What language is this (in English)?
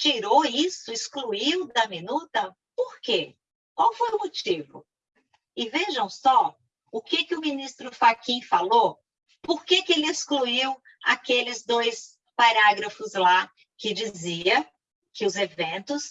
Portuguese